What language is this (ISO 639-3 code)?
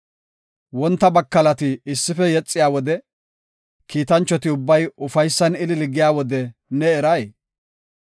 gof